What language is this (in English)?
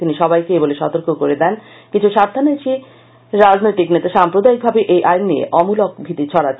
Bangla